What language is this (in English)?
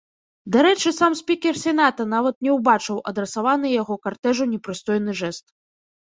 Belarusian